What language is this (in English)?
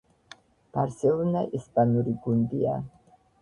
Georgian